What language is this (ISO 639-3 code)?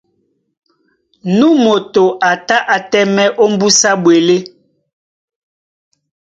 dua